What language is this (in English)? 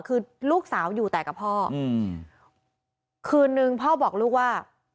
Thai